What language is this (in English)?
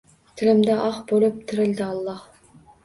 Uzbek